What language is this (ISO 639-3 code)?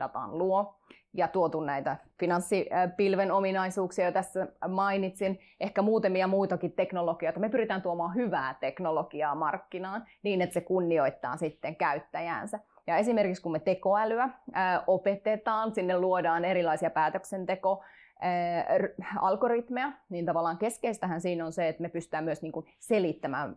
fin